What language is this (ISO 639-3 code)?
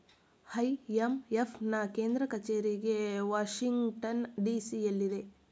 kan